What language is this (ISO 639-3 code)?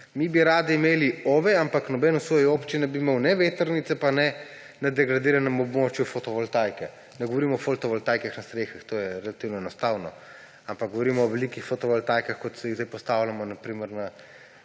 slv